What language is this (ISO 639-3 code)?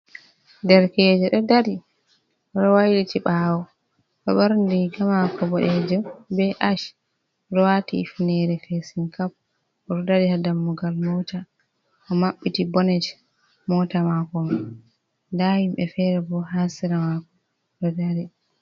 ful